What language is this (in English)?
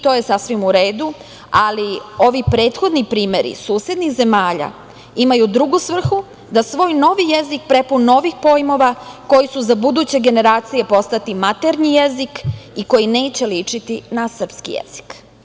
Serbian